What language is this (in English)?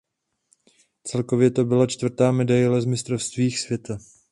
Czech